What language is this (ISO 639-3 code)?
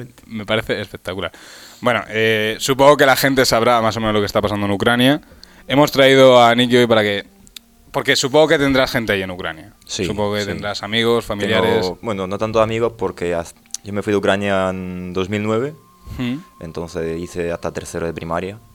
spa